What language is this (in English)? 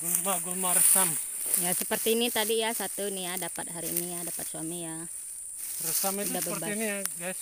Indonesian